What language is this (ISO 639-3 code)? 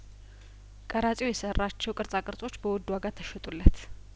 amh